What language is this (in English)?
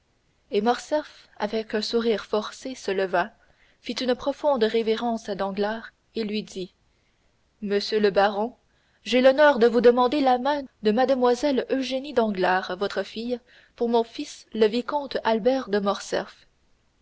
French